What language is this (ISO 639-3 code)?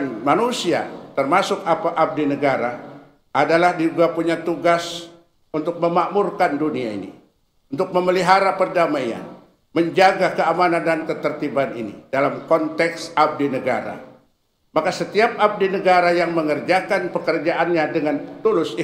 ind